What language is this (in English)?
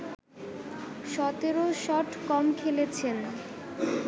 Bangla